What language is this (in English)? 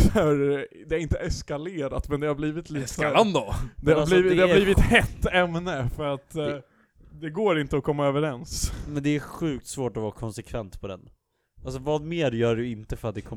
Swedish